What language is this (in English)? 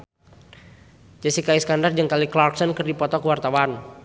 Sundanese